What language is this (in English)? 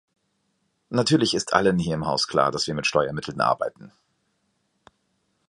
German